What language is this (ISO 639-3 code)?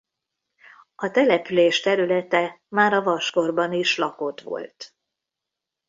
hun